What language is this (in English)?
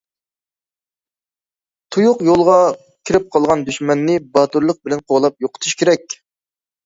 Uyghur